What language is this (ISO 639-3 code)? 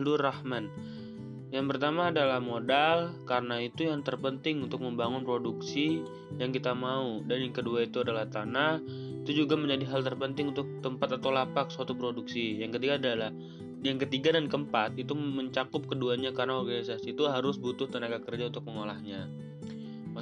ind